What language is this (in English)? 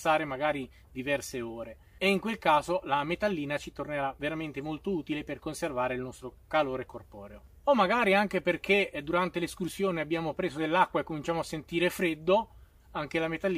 Italian